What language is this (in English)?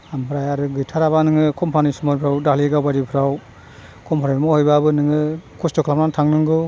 Bodo